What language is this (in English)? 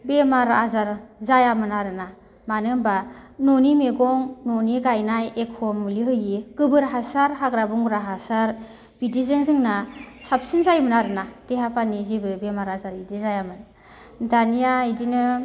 Bodo